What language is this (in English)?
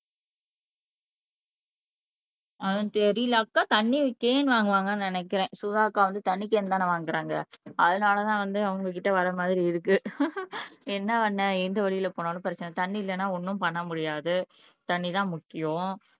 Tamil